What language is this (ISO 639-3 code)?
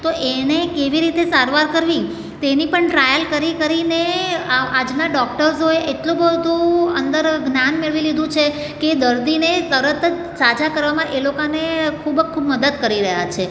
guj